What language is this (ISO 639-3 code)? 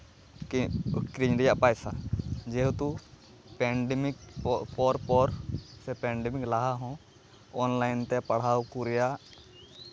sat